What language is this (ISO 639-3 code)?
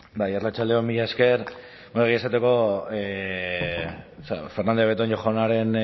eus